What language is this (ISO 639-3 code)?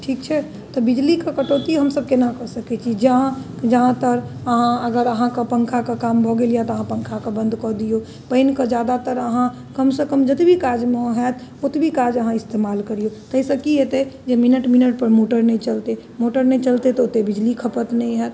mai